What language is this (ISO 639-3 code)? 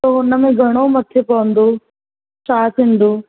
snd